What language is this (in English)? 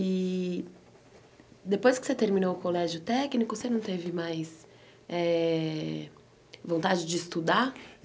Portuguese